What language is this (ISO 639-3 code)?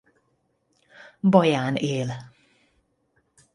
hun